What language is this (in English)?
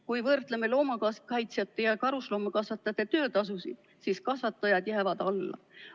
Estonian